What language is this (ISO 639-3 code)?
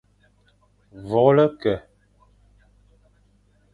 fan